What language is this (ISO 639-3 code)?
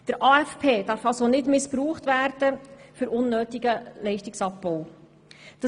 gsw